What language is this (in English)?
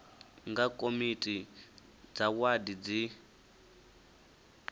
Venda